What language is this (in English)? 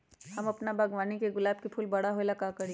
Magahi